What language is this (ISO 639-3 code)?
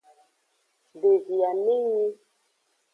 ajg